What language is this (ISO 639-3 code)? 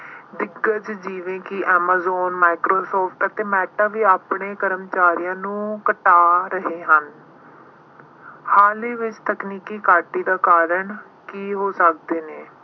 pan